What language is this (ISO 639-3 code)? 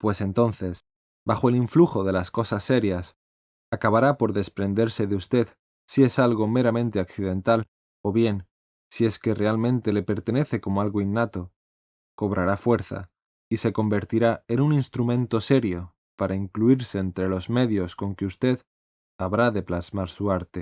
spa